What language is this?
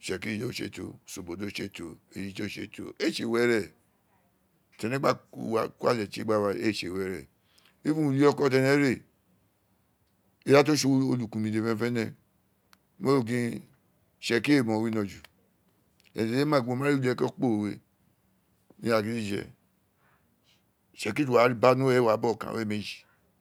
Isekiri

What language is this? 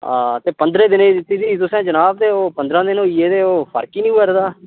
Dogri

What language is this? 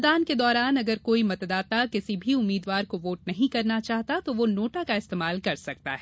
Hindi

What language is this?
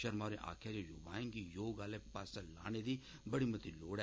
Dogri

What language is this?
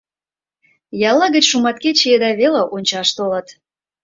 Mari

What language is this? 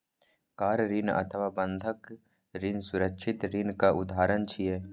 Maithili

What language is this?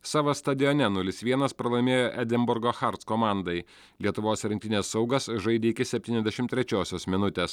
Lithuanian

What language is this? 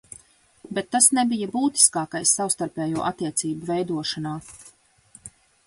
Latvian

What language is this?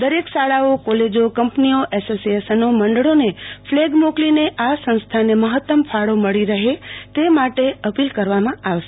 Gujarati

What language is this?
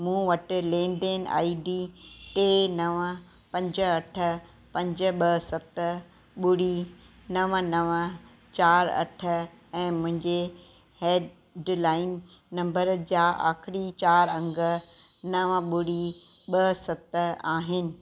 Sindhi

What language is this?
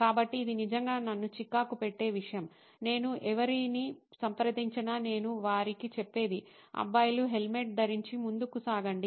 Telugu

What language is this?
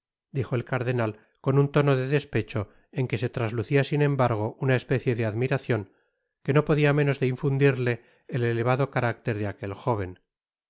Spanish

